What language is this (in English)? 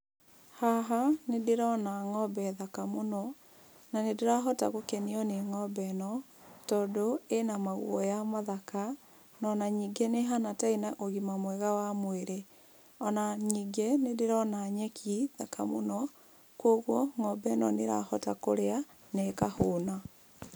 Kikuyu